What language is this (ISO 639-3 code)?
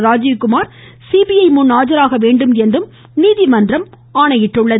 tam